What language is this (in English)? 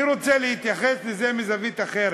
Hebrew